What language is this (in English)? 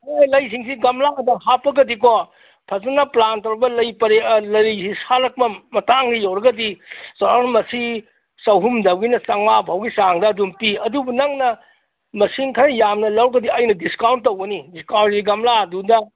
Manipuri